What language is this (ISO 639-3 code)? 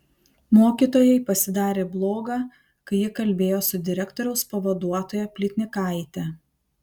lit